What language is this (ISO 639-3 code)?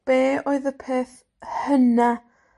cym